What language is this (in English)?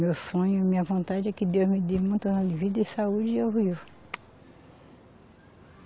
Portuguese